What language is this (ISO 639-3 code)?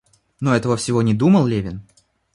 rus